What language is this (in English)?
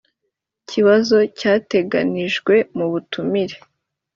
Kinyarwanda